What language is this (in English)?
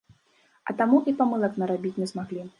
Belarusian